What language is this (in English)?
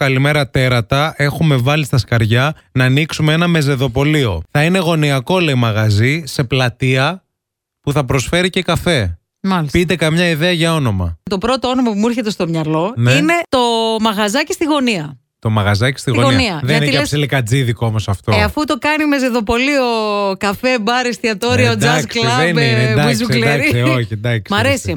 Greek